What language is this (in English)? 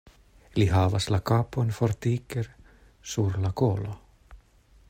Esperanto